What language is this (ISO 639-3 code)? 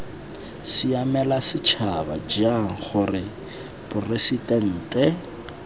tsn